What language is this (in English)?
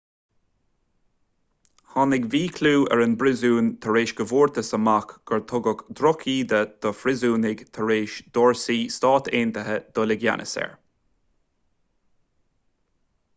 Irish